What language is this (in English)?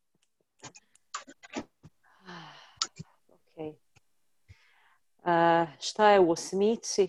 Croatian